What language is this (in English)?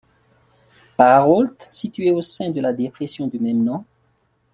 French